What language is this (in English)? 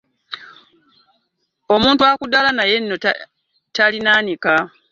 Ganda